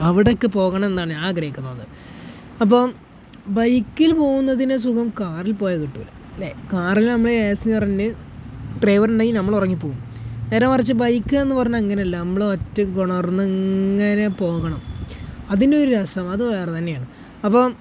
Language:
Malayalam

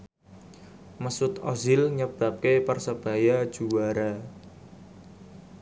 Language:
Javanese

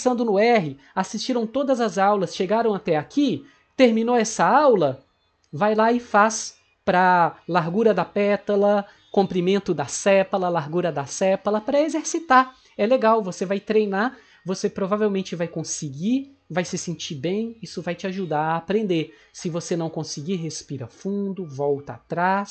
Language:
Portuguese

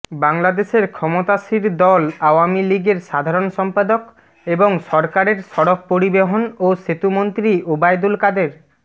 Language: Bangla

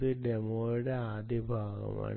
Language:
Malayalam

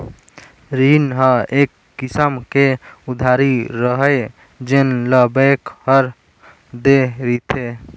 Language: Chhattisgarhi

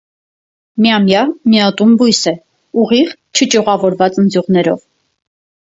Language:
Armenian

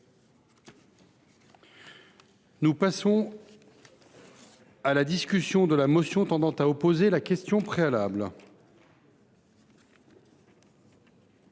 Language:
French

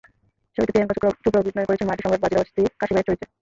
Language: Bangla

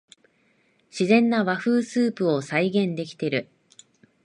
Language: Japanese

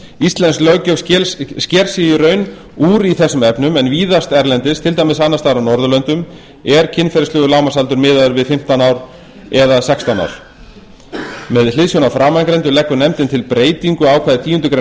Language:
Icelandic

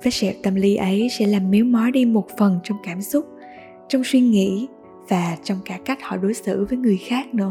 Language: Vietnamese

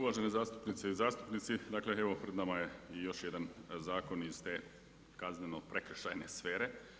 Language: Croatian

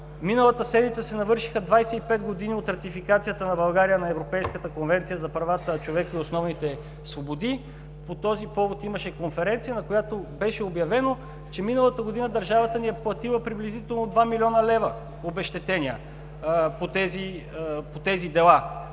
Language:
Bulgarian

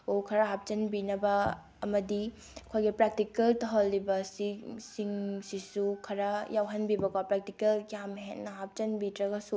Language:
Manipuri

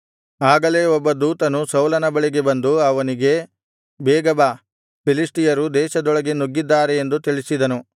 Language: Kannada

